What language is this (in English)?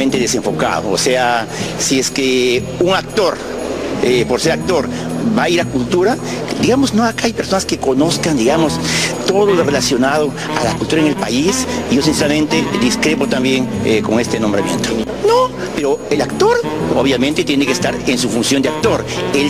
Spanish